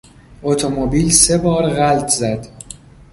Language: Persian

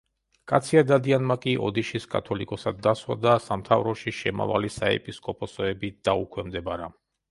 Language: Georgian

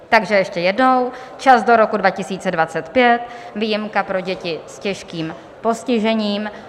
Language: Czech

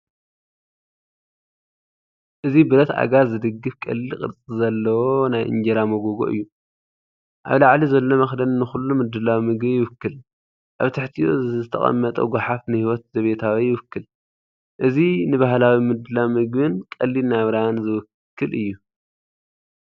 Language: Tigrinya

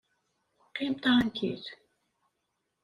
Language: Kabyle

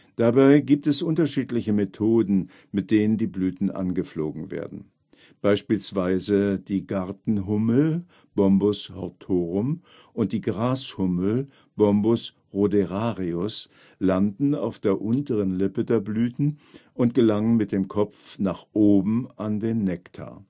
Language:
German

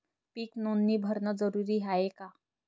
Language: Marathi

